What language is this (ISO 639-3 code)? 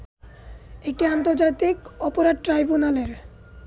ben